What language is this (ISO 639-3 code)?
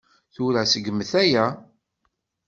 kab